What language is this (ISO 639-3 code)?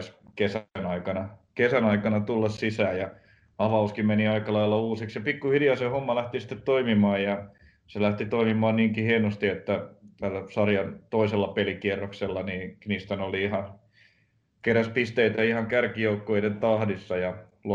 fin